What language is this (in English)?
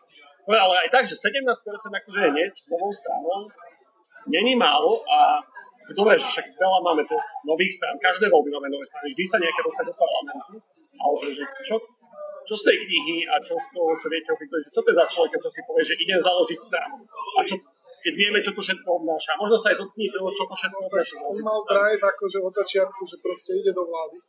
Slovak